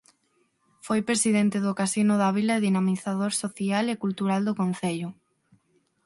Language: Galician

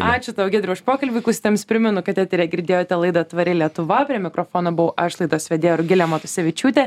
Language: Lithuanian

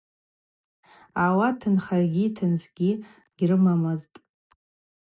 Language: Abaza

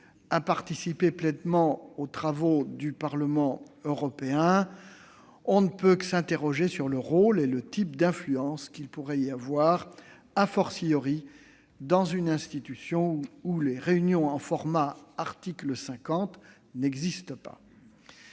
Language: French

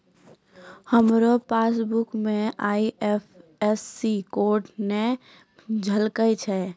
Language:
Maithili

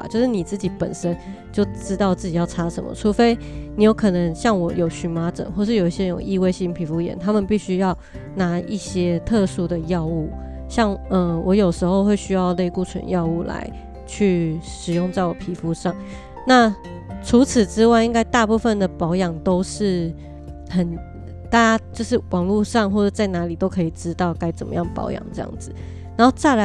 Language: Chinese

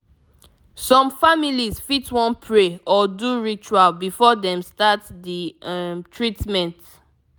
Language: Nigerian Pidgin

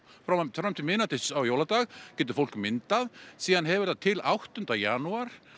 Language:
Icelandic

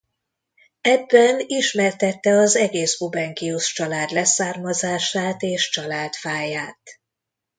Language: Hungarian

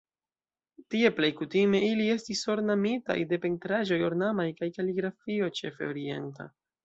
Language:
Esperanto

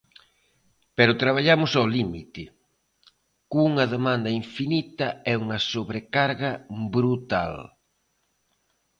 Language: Galician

